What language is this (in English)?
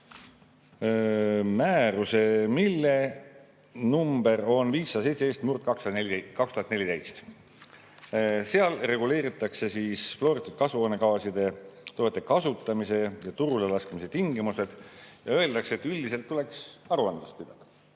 Estonian